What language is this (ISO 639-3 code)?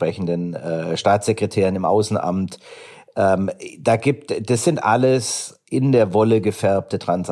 deu